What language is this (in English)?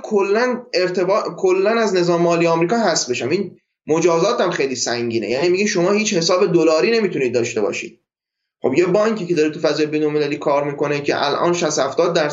Persian